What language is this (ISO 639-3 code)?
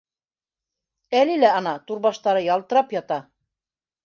bak